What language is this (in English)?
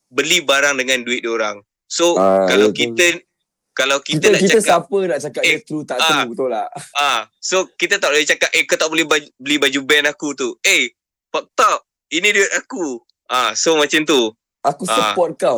Malay